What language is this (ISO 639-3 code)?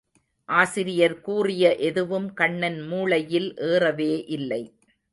tam